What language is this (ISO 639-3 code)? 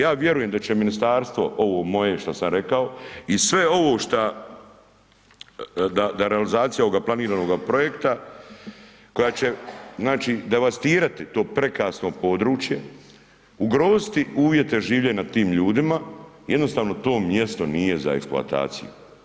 hrv